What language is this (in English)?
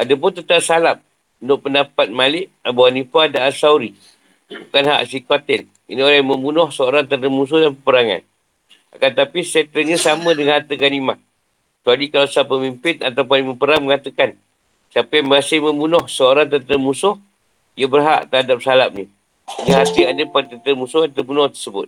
Malay